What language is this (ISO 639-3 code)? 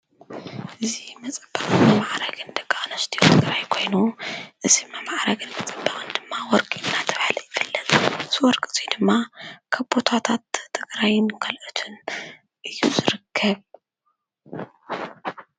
tir